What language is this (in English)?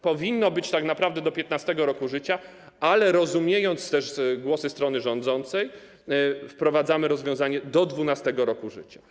Polish